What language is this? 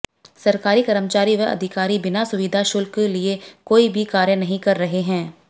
Hindi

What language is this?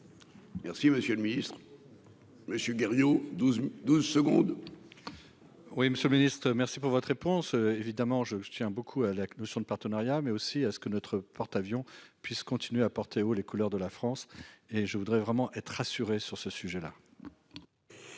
French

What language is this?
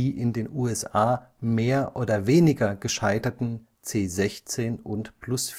German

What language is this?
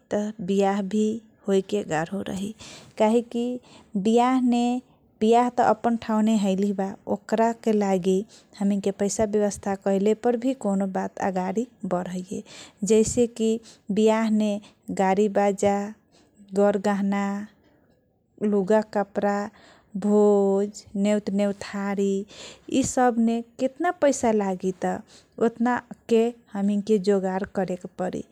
Kochila Tharu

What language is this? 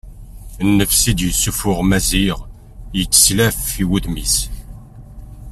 Kabyle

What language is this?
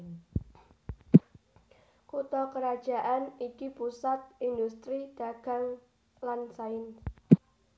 Javanese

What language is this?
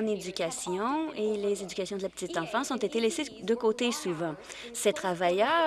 French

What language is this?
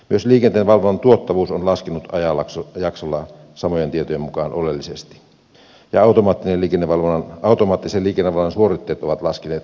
Finnish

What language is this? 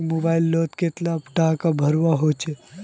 Magahi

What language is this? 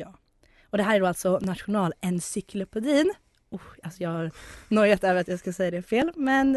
Swedish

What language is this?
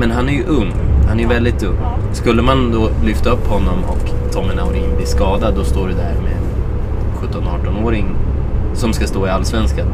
Swedish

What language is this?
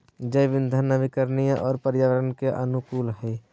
Magahi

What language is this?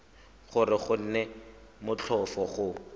Tswana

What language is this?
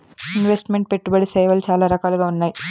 Telugu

